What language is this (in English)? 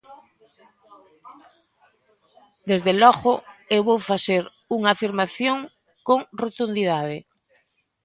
Galician